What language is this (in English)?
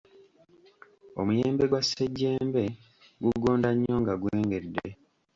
Ganda